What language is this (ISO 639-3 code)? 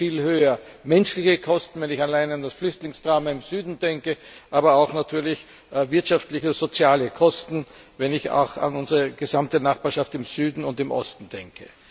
deu